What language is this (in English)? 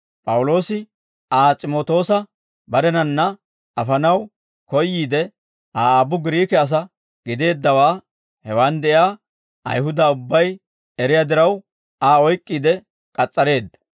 Dawro